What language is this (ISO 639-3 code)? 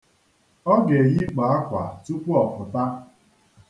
ibo